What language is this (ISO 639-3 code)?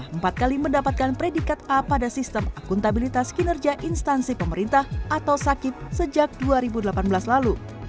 ind